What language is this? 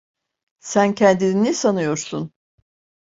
Turkish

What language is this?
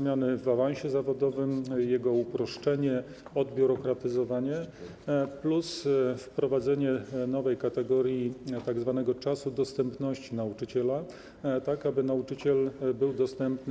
Polish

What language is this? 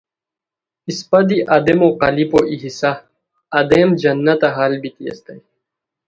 Khowar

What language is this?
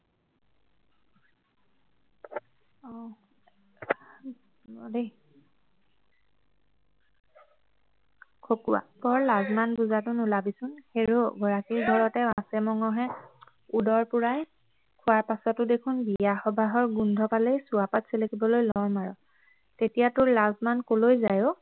Assamese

